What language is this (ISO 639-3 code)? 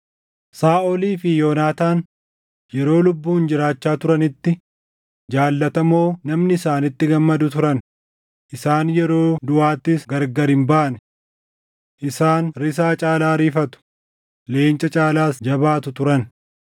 orm